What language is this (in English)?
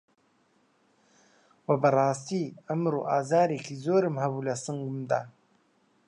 Central Kurdish